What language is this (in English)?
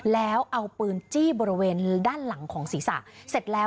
Thai